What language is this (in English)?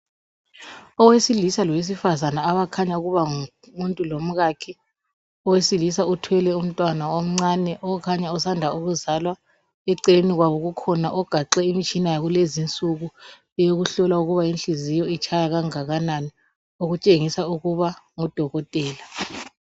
North Ndebele